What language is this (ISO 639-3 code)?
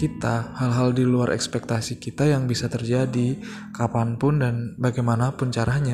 ind